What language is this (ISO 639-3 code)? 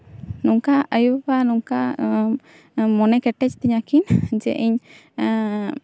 sat